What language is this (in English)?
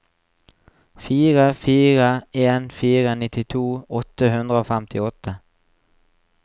Norwegian